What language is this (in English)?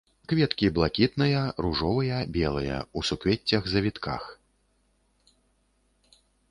Belarusian